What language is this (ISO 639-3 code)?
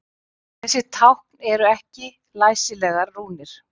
isl